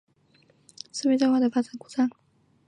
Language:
Chinese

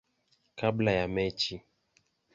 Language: Swahili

